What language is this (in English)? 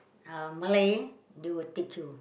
English